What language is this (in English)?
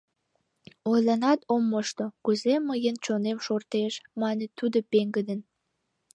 Mari